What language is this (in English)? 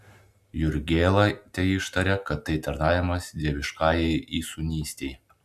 Lithuanian